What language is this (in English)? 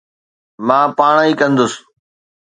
Sindhi